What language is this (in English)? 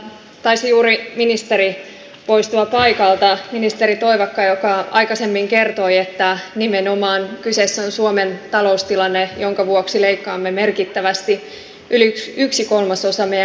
Finnish